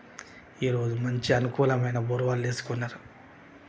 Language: Telugu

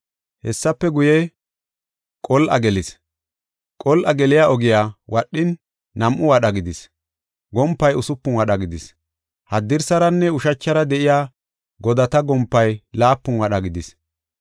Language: Gofa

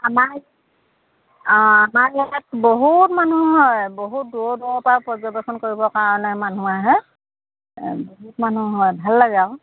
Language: Assamese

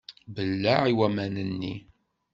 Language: Kabyle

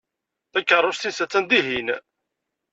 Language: Kabyle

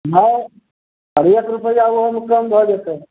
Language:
Maithili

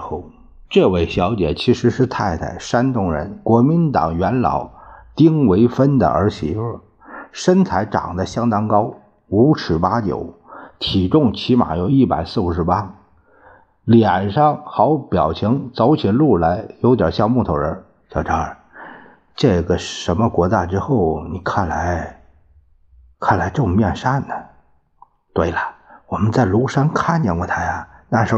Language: Chinese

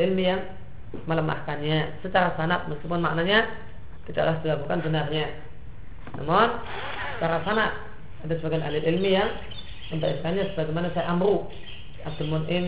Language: Indonesian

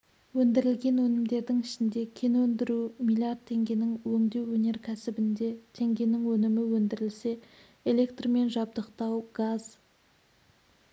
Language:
Kazakh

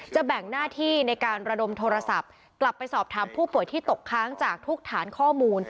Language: Thai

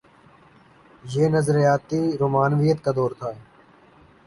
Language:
Urdu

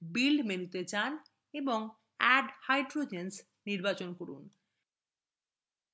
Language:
Bangla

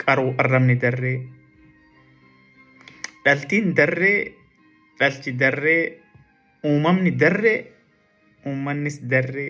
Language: Swedish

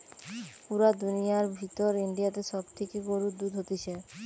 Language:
Bangla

